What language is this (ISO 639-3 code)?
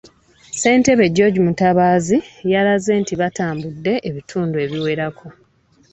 lug